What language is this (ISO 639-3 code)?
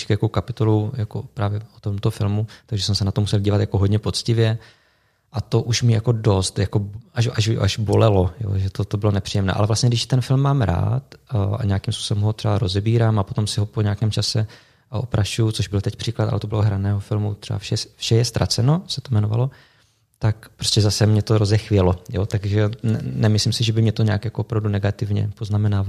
ces